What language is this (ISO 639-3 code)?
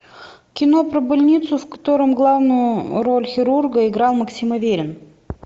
rus